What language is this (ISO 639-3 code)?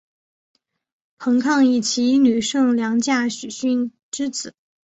zho